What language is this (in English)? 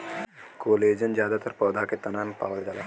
Bhojpuri